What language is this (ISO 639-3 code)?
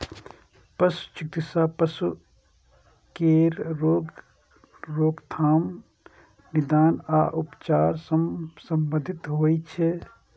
mai